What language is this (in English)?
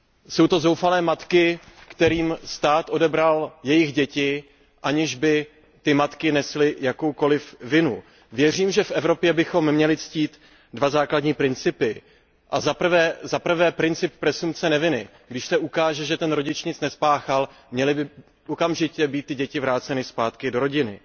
Czech